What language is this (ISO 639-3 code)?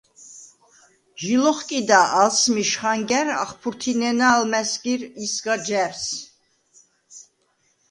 sva